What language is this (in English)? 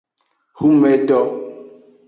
Aja (Benin)